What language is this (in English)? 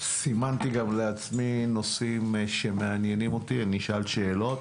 Hebrew